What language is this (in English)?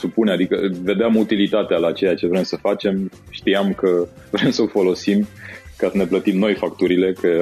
Romanian